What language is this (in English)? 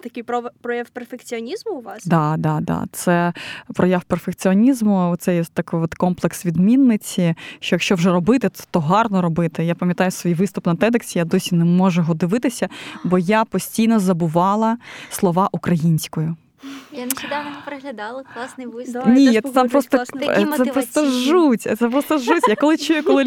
Ukrainian